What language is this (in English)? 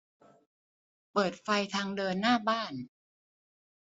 Thai